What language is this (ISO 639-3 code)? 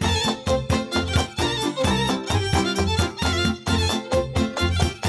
ron